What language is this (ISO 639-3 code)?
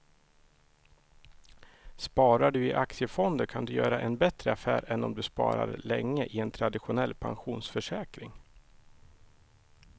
swe